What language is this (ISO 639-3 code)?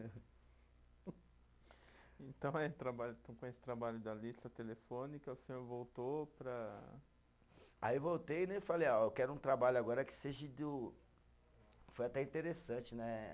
por